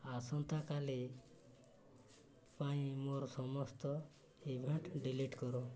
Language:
Odia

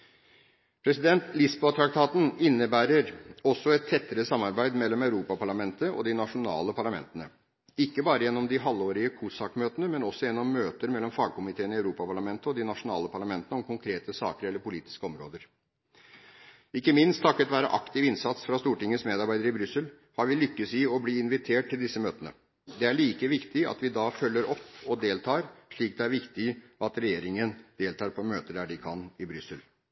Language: Norwegian Bokmål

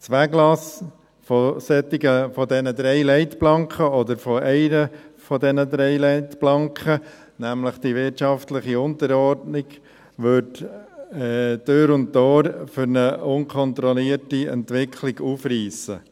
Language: Swiss German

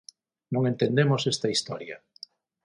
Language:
Galician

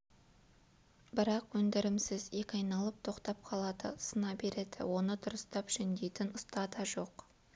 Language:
Kazakh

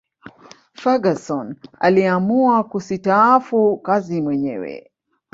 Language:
Swahili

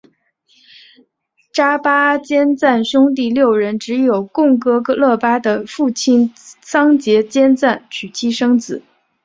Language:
Chinese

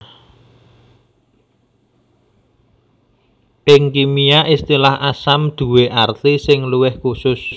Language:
Javanese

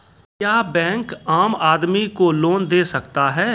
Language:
Maithili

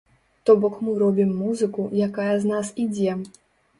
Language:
Belarusian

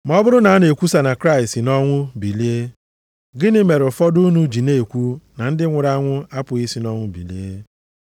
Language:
Igbo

